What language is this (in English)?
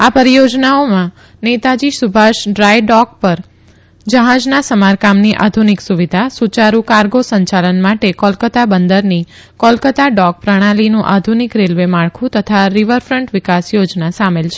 Gujarati